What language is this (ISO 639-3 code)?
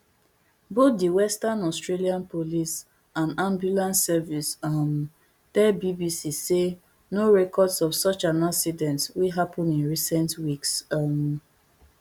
pcm